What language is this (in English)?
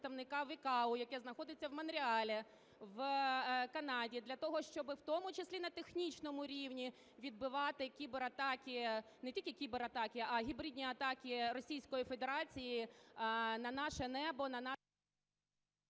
Ukrainian